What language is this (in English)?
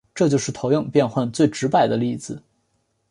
Chinese